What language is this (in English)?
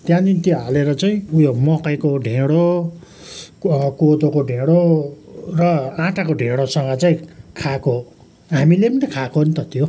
Nepali